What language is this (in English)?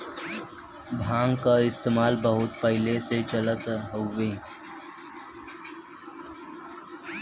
Bhojpuri